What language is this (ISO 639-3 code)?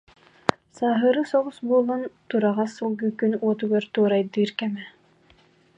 sah